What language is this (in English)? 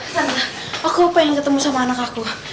Indonesian